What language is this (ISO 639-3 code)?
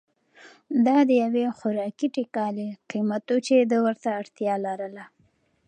pus